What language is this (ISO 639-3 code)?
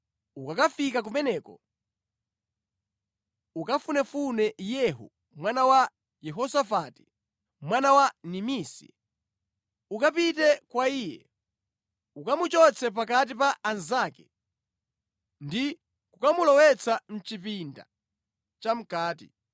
nya